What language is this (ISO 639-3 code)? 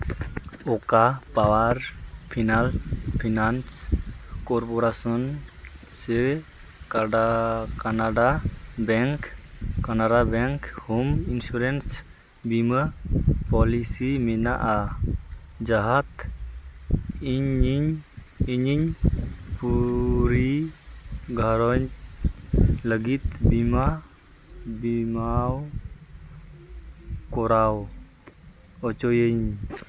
sat